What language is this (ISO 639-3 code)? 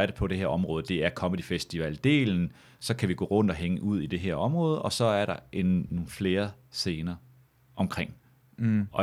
dan